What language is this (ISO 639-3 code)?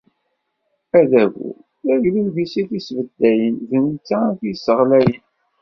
kab